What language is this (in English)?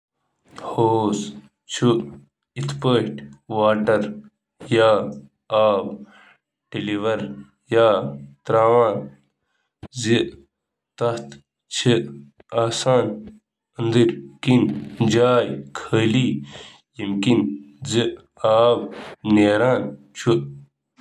Kashmiri